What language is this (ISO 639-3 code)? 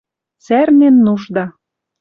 mrj